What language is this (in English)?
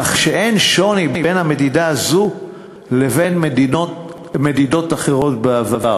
Hebrew